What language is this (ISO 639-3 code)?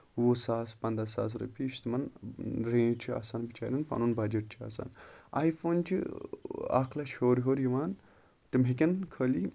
kas